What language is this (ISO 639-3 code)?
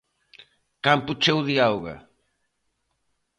glg